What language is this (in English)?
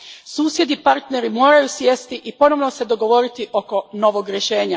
Croatian